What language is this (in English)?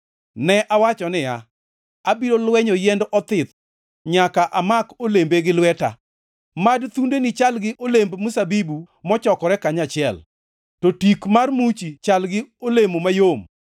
Luo (Kenya and Tanzania)